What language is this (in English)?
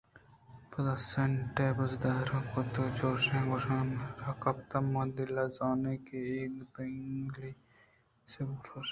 Eastern Balochi